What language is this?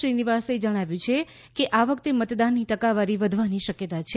Gujarati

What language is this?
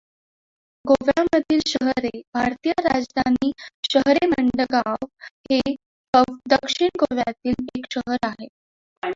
Marathi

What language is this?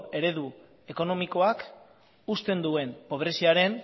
Basque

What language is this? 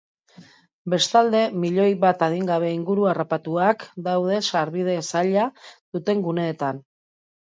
Basque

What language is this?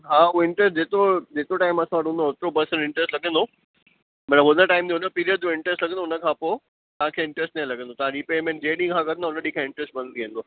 Sindhi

